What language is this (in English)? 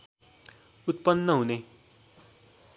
Nepali